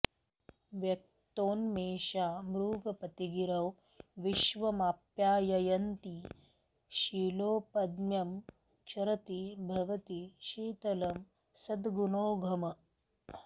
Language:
Sanskrit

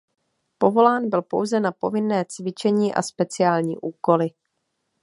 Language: Czech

